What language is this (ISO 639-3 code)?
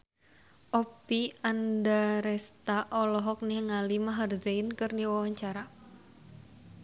sun